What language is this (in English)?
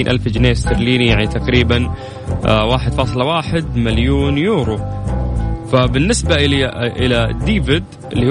Arabic